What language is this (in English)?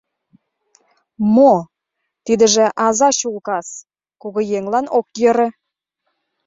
Mari